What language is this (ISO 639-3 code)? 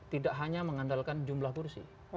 ind